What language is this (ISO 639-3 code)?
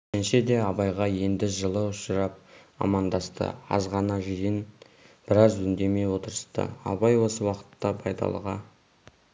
kaz